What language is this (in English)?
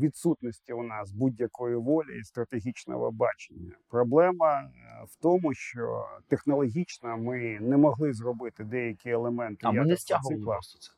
Ukrainian